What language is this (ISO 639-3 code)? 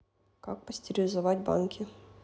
rus